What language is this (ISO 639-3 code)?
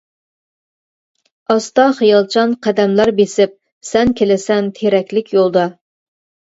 uig